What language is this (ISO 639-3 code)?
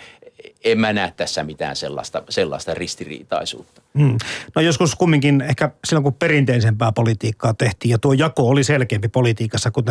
fin